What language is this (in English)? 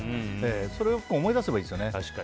Japanese